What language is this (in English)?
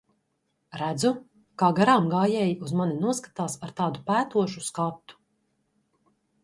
Latvian